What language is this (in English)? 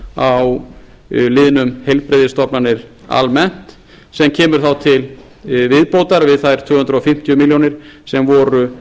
Icelandic